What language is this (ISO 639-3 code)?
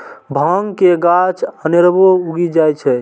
mai